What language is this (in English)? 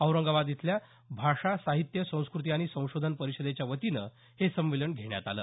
Marathi